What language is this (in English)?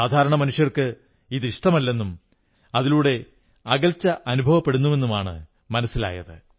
Malayalam